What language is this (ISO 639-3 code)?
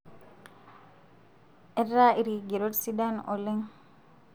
mas